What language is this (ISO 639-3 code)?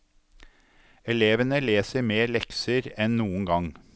nor